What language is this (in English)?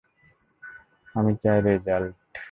Bangla